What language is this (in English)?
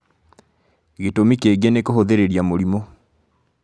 Kikuyu